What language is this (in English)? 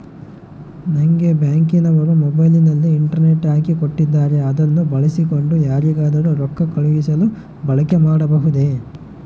Kannada